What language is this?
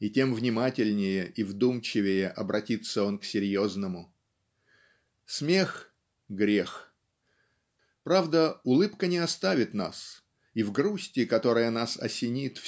Russian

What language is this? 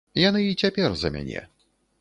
Belarusian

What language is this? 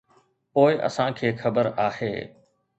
Sindhi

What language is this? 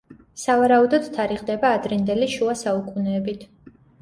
Georgian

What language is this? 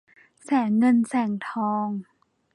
Thai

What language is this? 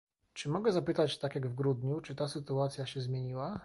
Polish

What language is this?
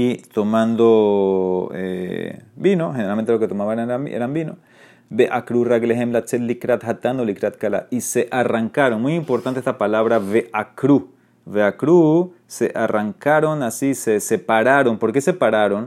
Spanish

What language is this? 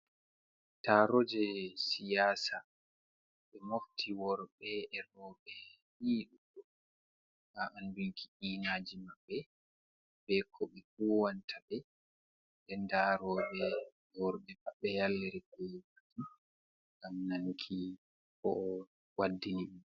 Fula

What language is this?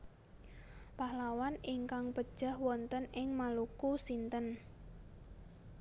Javanese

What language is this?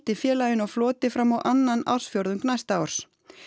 Icelandic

